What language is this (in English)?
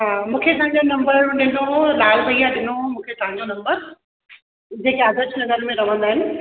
Sindhi